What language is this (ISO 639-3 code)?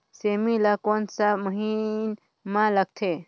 hne